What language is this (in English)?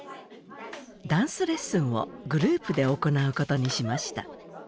Japanese